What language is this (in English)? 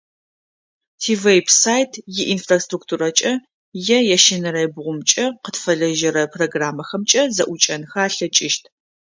Adyghe